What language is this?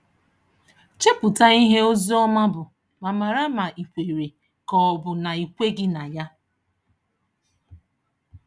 Igbo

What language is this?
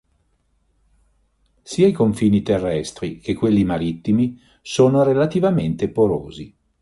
Italian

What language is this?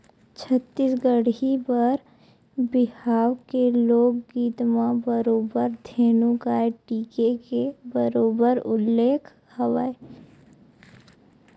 Chhattisgarhi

